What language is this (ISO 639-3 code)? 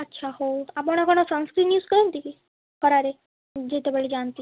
ori